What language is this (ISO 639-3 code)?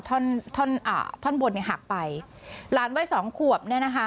tha